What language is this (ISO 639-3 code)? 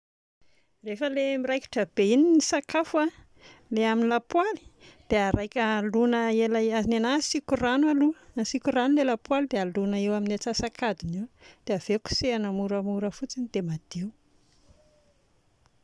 mlg